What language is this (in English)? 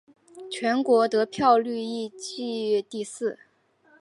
Chinese